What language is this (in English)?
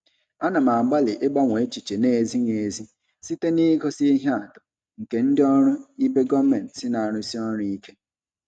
Igbo